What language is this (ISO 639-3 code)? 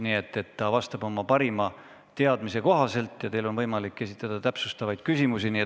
est